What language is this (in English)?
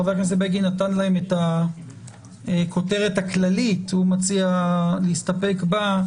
Hebrew